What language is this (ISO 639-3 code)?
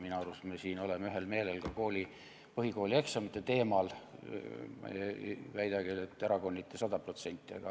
est